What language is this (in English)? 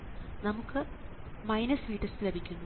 Malayalam